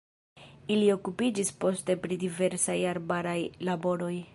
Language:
Esperanto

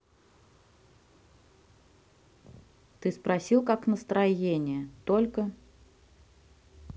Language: Russian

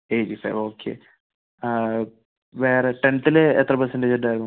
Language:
Malayalam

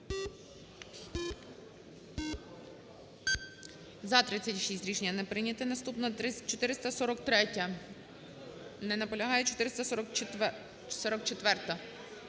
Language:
Ukrainian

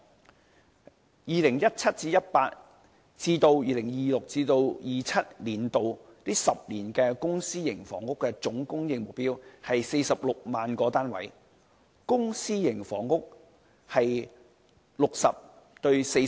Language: Cantonese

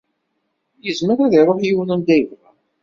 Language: Kabyle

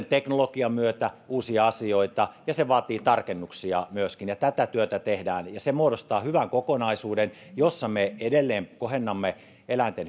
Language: Finnish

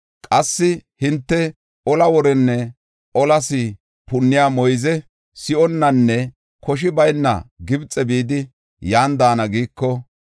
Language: Gofa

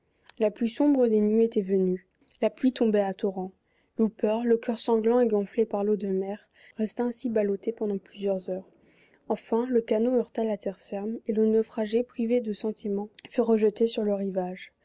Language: French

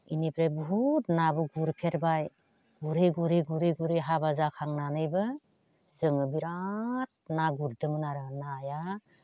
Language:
Bodo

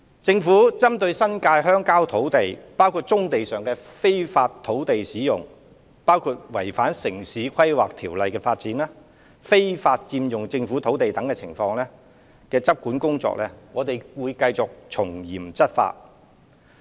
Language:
Cantonese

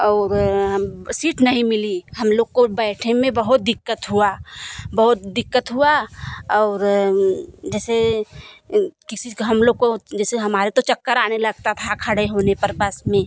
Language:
Hindi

